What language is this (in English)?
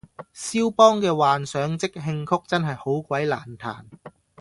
Cantonese